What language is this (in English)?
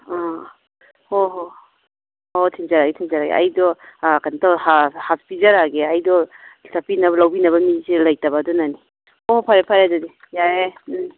Manipuri